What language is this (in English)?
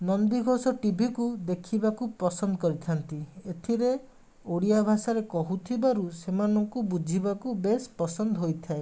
Odia